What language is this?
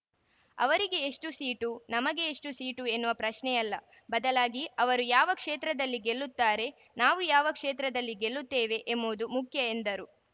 Kannada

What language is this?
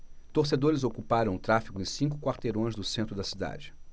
Portuguese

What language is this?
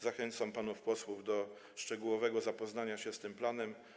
Polish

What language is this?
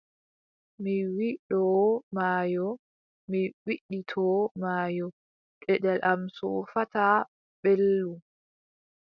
Adamawa Fulfulde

